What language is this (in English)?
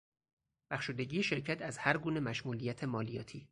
Persian